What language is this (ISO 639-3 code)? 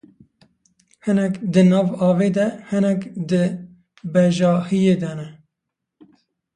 kur